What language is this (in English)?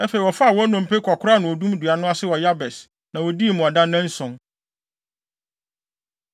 Akan